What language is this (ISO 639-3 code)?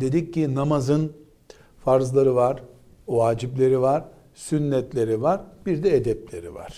tur